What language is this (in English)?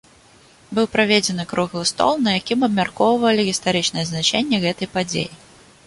Belarusian